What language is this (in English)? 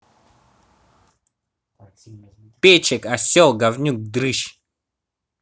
Russian